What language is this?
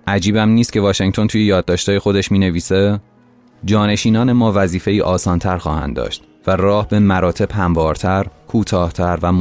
Persian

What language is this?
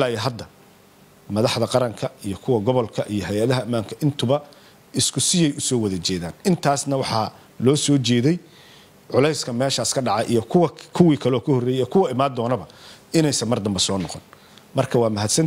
Arabic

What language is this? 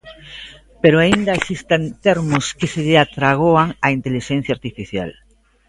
Galician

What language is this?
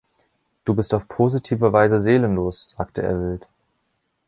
German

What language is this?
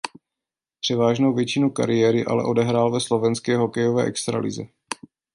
Czech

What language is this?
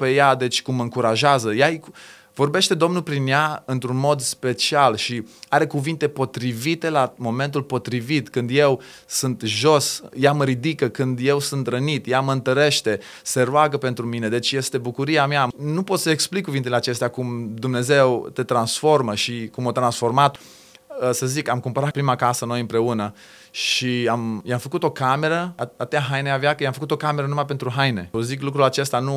Romanian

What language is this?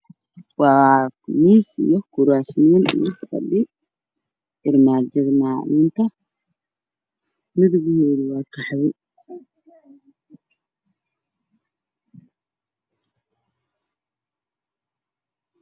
Somali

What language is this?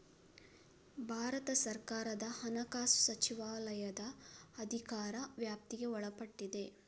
Kannada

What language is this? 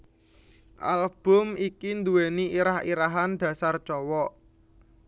Javanese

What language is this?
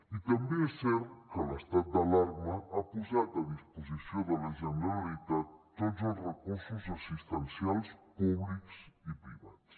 Catalan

